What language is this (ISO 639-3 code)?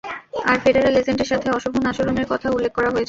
ben